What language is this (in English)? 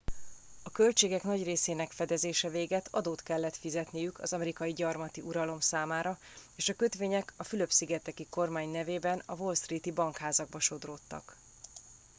Hungarian